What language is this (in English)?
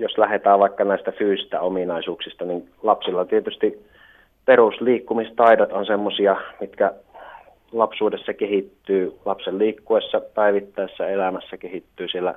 Finnish